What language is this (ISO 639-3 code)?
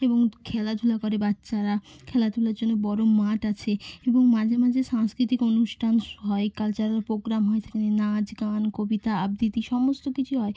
ben